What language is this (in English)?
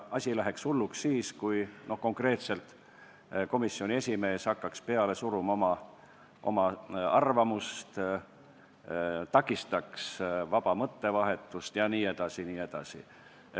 Estonian